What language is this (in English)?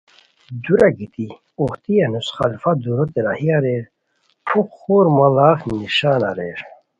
Khowar